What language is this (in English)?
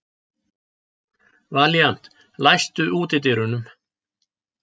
Icelandic